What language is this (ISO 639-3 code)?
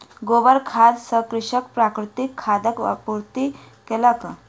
mai